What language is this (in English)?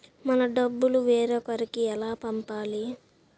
Telugu